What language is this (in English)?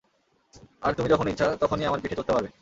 Bangla